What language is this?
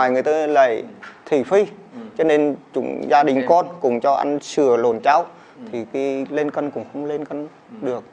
Vietnamese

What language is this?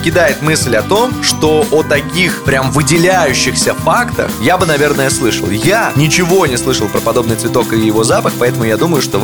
Russian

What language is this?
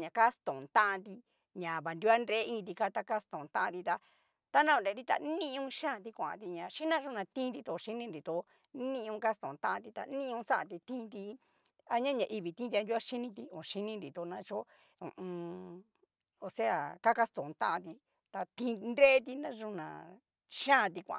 Cacaloxtepec Mixtec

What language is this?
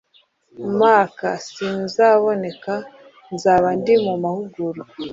Kinyarwanda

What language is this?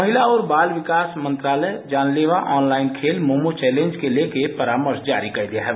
Hindi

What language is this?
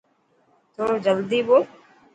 Dhatki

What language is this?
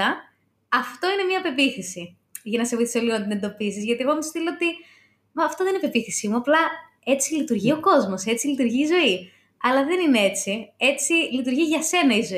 Greek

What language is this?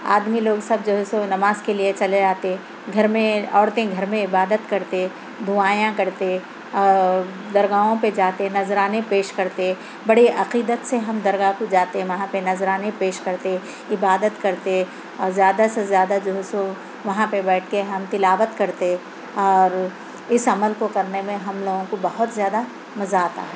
Urdu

